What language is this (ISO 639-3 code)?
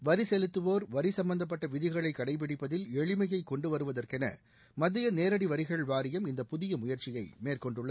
tam